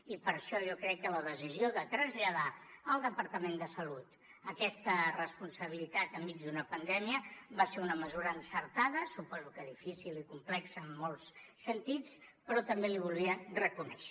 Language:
Catalan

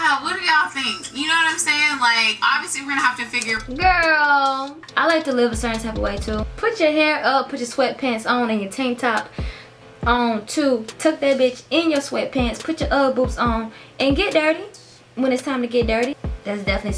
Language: English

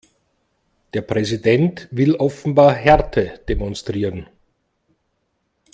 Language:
German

